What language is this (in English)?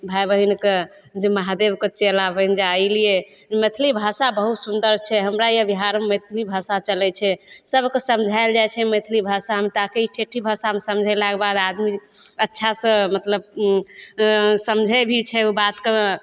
Maithili